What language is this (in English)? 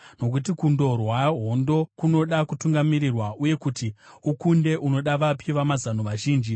Shona